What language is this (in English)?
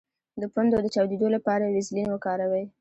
Pashto